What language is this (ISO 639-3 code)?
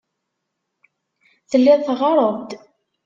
kab